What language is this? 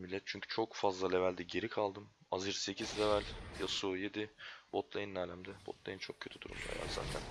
Turkish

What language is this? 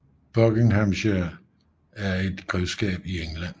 Danish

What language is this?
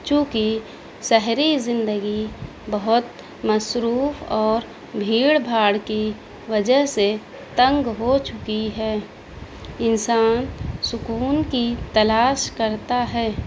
Urdu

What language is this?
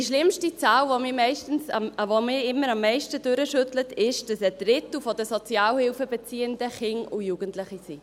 Swiss German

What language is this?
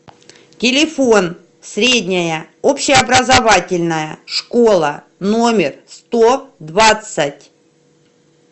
Russian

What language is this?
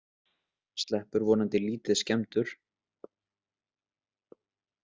Icelandic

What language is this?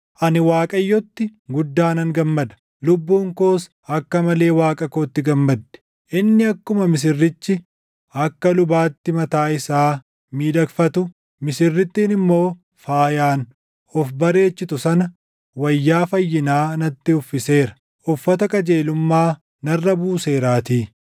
Oromo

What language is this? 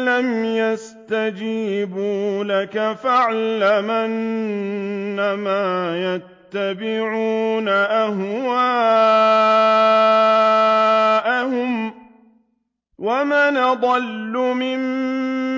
Arabic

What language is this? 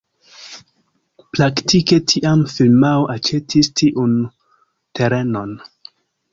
Esperanto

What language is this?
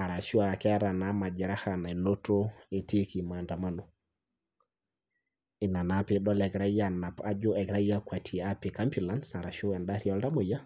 Masai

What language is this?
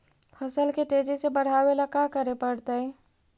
Magahi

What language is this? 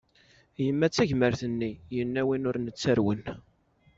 Kabyle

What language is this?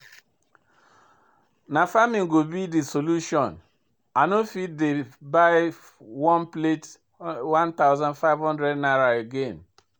Nigerian Pidgin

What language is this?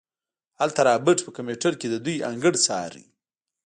Pashto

